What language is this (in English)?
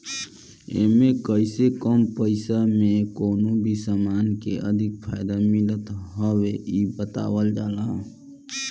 Bhojpuri